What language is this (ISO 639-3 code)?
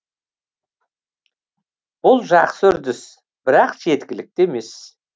kaz